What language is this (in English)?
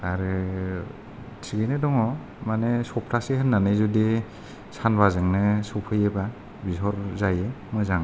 Bodo